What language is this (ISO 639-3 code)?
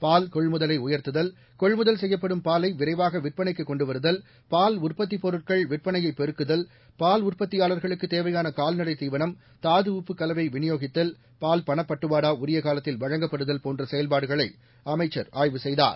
tam